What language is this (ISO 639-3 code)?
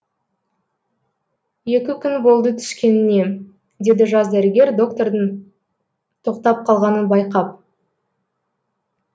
kaz